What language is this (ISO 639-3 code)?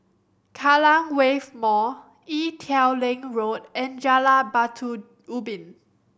eng